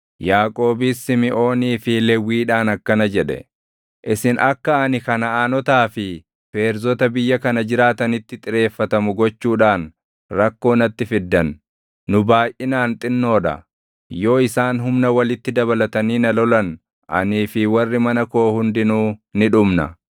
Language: Oromo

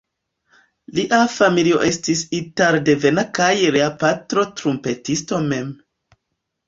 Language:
Esperanto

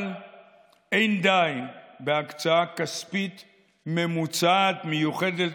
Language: Hebrew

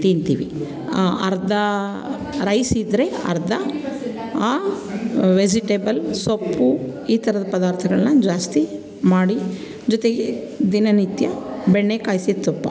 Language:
Kannada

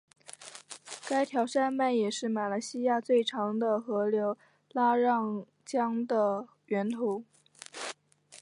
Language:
Chinese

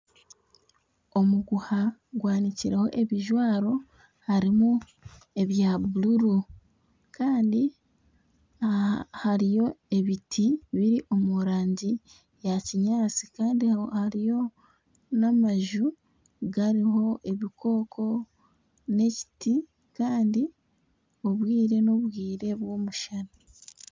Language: Nyankole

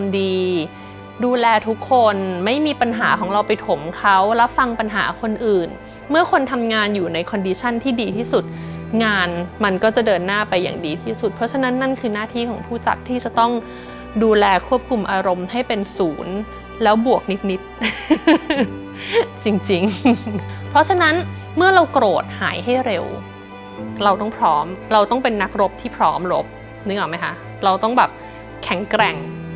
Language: Thai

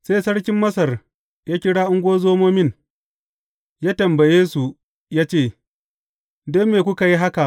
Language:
Hausa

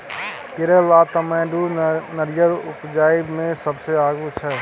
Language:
Maithili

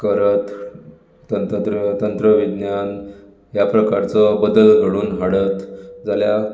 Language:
Konkani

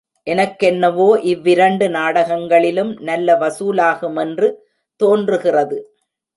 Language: Tamil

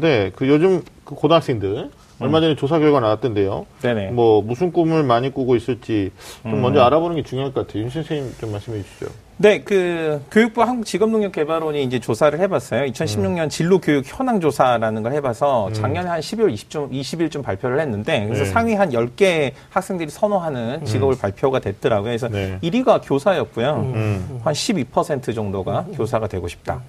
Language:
Korean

